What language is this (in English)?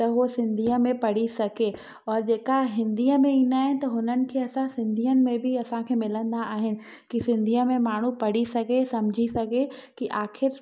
Sindhi